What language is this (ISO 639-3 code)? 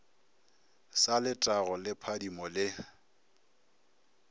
nso